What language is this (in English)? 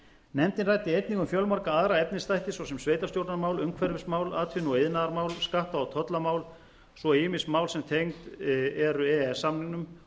Icelandic